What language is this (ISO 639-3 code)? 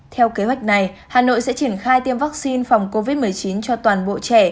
vie